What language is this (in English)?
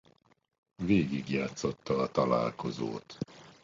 Hungarian